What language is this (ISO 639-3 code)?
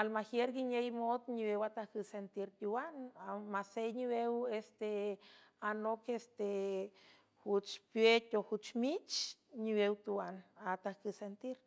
hue